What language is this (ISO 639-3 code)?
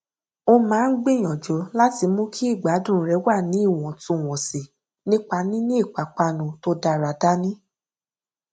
yor